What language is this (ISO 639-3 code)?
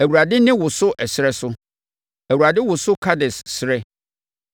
aka